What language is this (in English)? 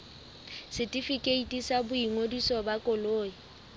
Southern Sotho